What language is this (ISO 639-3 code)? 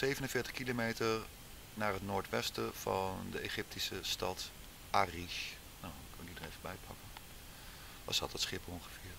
nld